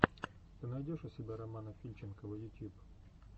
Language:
Russian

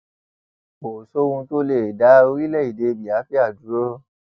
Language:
Yoruba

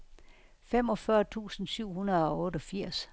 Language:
Danish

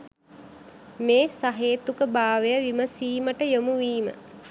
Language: Sinhala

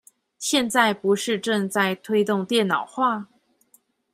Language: Chinese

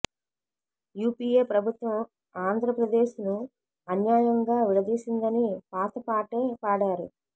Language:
Telugu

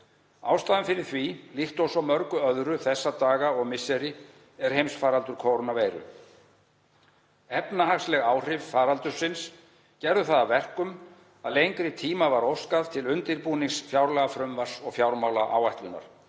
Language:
Icelandic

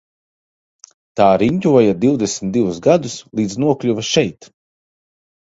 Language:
Latvian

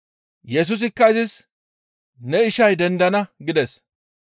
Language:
Gamo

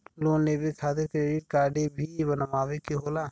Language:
Bhojpuri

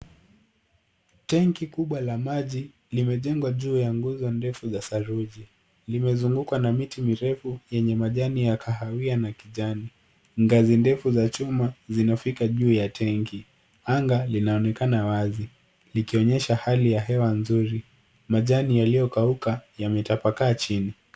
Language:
Swahili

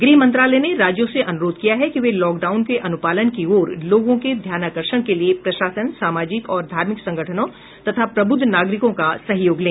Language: Hindi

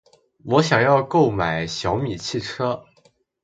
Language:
Chinese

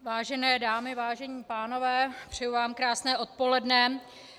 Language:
Czech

